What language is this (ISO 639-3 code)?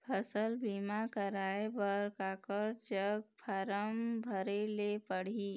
hne